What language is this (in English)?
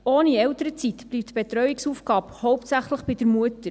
Swiss German